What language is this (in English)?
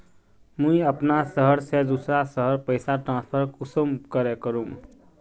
Magahi